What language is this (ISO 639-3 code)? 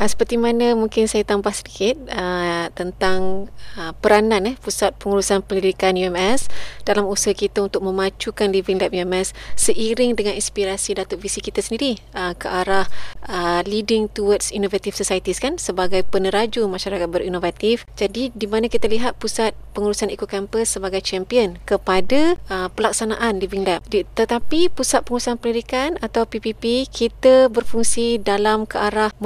msa